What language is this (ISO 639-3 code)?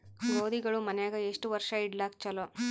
kan